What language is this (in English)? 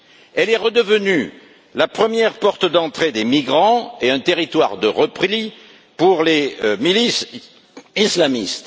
French